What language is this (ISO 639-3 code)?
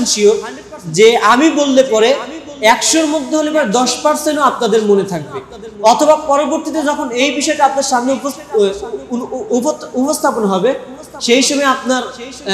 ara